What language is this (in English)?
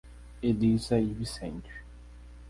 Portuguese